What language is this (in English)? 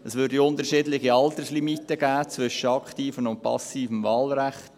Swiss German